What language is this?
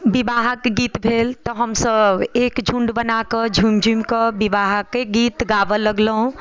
Maithili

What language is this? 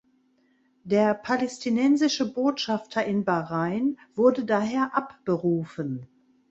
German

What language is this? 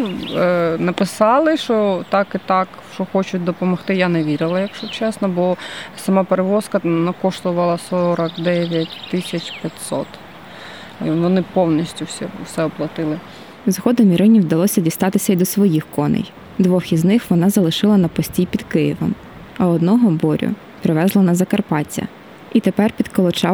Ukrainian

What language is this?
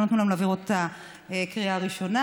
Hebrew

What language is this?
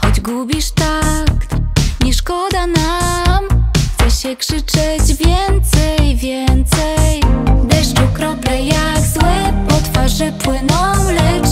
Polish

